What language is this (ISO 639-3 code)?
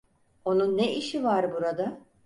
tur